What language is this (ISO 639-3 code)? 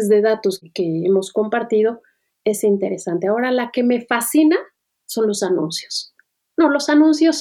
spa